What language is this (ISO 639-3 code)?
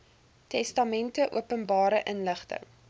afr